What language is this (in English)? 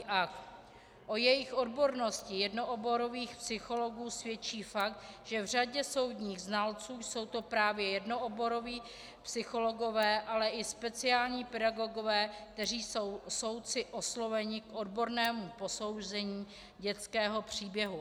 Czech